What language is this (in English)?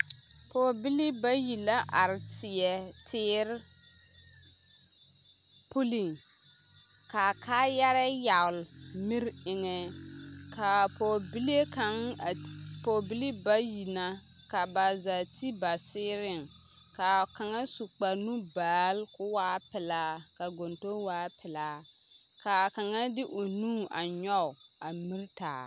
Southern Dagaare